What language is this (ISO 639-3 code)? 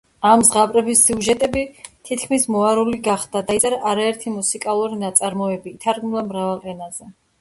kat